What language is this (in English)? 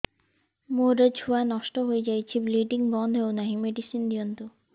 Odia